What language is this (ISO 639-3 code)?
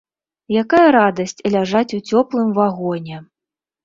bel